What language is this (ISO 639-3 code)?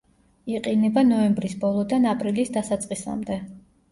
kat